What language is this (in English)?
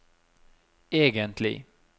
Norwegian